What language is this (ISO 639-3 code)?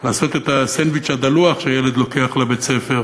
heb